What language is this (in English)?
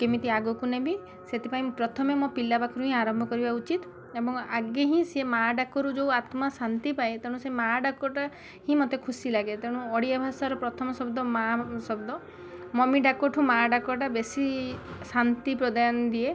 Odia